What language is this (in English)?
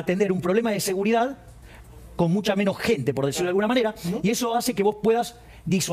Spanish